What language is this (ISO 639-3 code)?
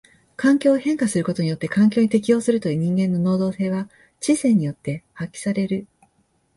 jpn